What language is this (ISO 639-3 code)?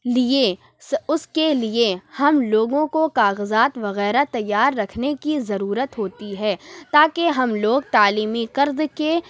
urd